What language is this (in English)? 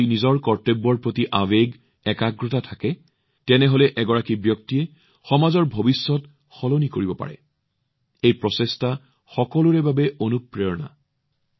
Assamese